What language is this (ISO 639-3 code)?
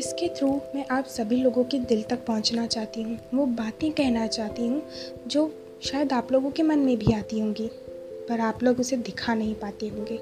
hin